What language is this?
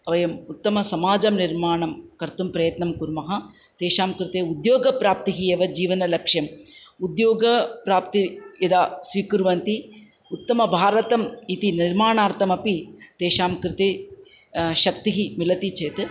Sanskrit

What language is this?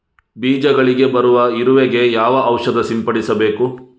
Kannada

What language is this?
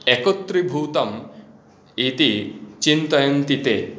Sanskrit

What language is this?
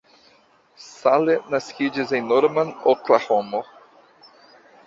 Esperanto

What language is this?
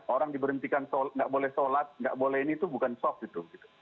Indonesian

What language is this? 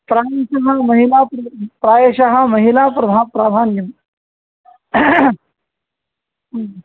Sanskrit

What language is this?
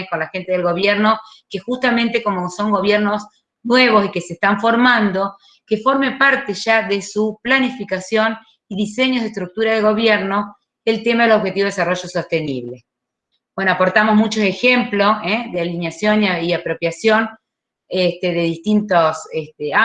Spanish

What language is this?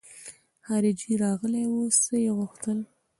Pashto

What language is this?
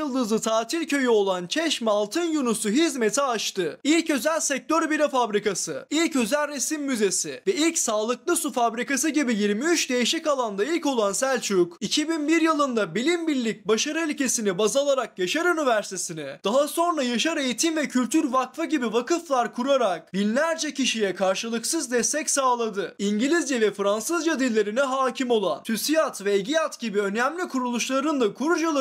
Turkish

